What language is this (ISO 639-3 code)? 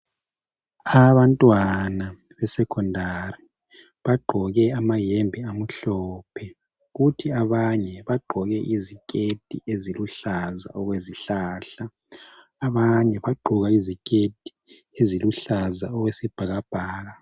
nde